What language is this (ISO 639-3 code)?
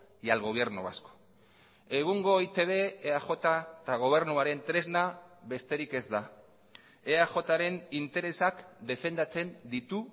eus